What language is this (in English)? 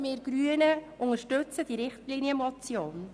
Swiss German